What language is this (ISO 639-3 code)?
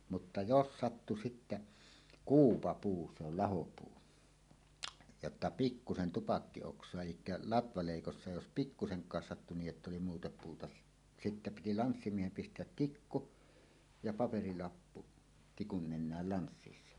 fin